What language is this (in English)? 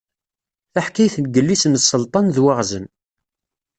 Kabyle